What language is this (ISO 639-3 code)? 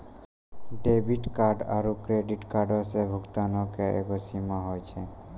mai